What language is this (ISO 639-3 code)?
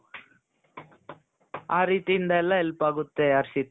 kan